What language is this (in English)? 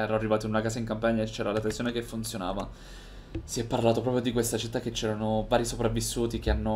Italian